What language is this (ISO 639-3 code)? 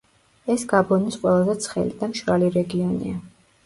kat